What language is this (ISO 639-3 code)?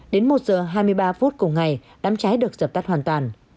vie